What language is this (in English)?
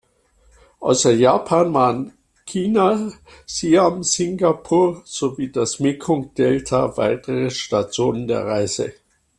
German